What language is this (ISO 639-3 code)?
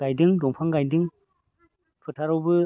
brx